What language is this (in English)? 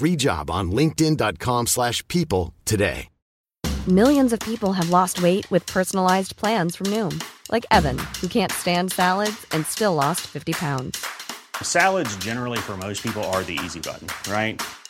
Filipino